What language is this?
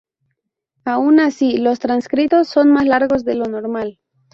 Spanish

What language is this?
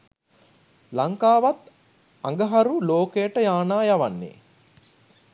Sinhala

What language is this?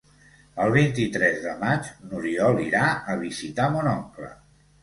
Catalan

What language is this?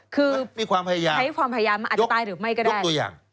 Thai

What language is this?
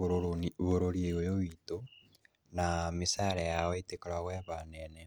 Kikuyu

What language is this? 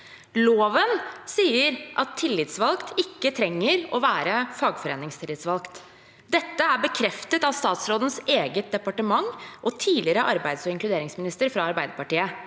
Norwegian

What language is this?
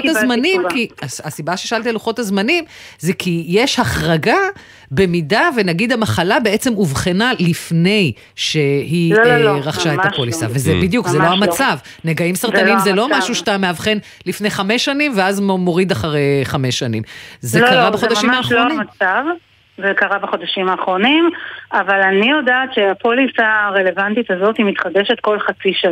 Hebrew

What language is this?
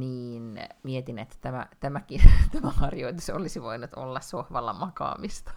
Finnish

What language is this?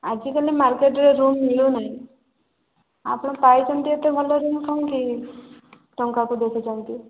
Odia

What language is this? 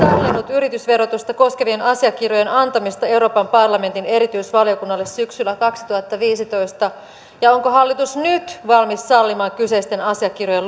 Finnish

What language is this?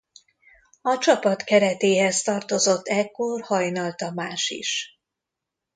Hungarian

